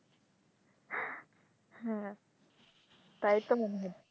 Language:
Bangla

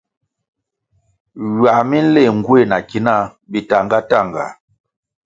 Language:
Kwasio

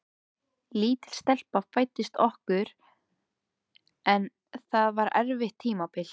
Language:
Icelandic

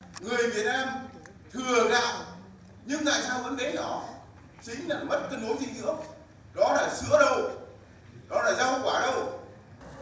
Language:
Vietnamese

